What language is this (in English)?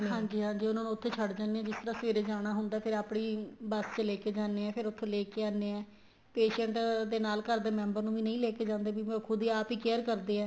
Punjabi